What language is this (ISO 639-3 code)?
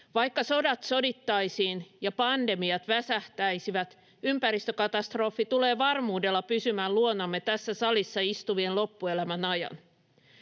fin